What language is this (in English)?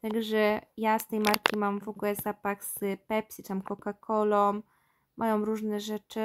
Polish